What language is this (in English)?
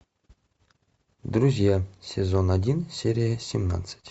Russian